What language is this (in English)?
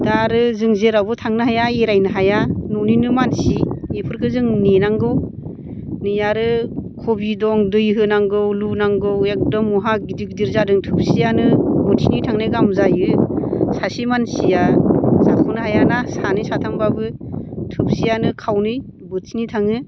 Bodo